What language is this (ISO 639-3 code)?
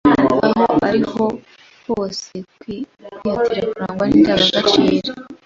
kin